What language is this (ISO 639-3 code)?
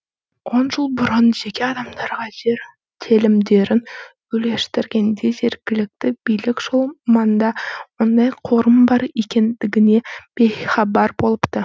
kaz